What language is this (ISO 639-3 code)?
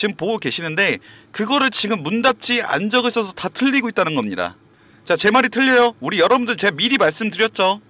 kor